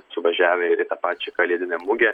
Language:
Lithuanian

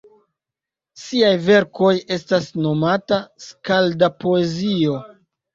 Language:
Esperanto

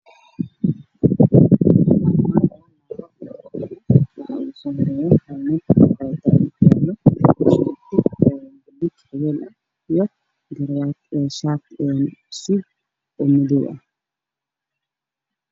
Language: Somali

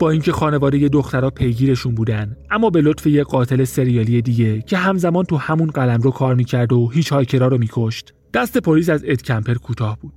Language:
Persian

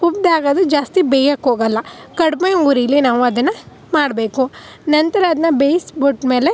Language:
Kannada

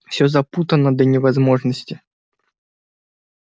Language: Russian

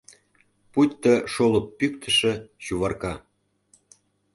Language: Mari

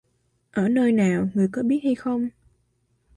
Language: Vietnamese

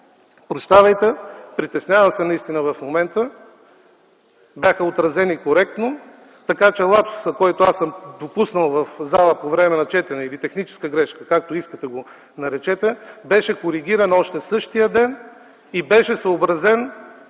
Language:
Bulgarian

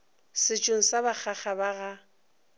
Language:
Northern Sotho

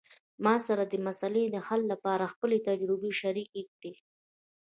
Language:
Pashto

